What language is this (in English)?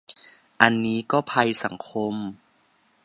Thai